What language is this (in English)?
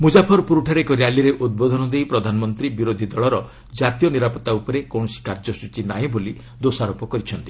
Odia